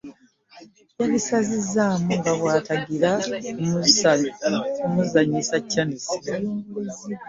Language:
Ganda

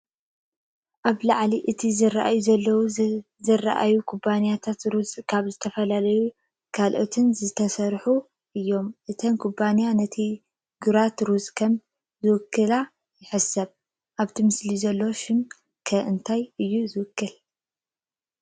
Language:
Tigrinya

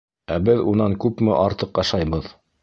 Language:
Bashkir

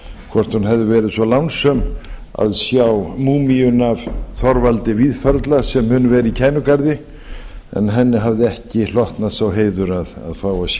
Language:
Icelandic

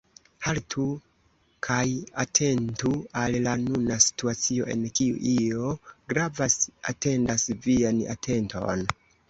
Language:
Esperanto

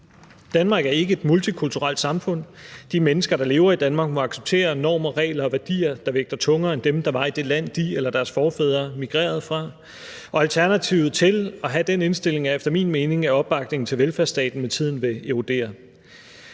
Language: Danish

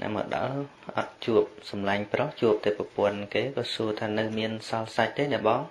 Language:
Vietnamese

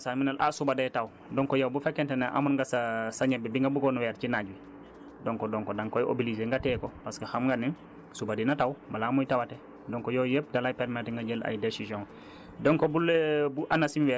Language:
Wolof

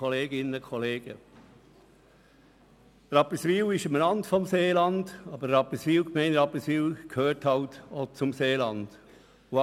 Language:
Swiss German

